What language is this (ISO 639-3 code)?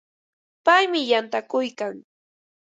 qva